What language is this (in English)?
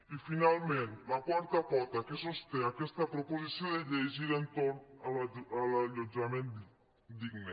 Catalan